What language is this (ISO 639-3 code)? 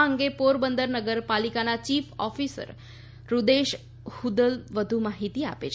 guj